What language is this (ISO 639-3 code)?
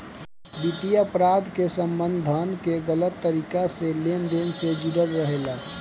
bho